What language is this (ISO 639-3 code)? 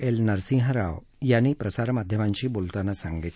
mar